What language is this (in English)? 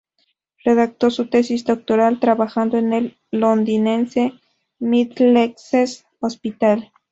Spanish